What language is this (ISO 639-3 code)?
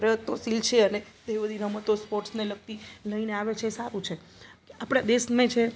guj